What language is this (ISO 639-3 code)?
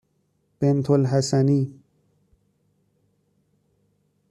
fas